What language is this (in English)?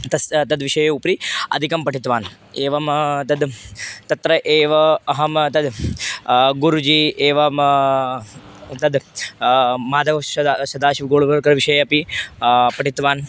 Sanskrit